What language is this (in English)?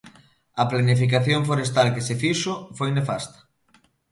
Galician